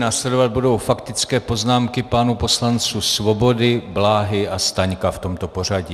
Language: Czech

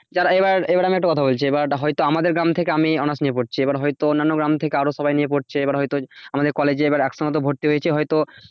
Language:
Bangla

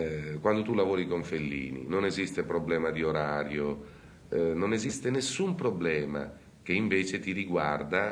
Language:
Italian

